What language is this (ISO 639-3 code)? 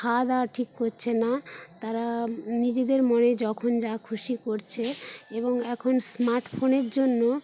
ben